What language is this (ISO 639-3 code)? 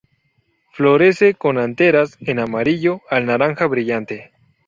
spa